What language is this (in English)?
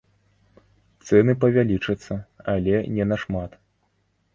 Belarusian